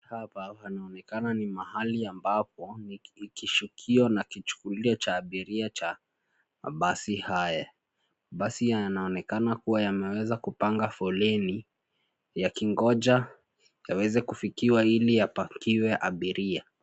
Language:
Swahili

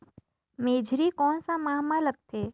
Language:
Chhattisgarhi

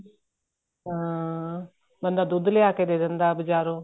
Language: Punjabi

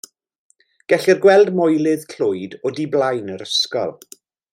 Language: Welsh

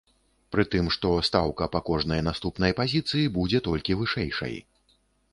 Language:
Belarusian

